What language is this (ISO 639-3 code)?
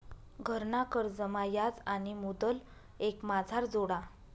mar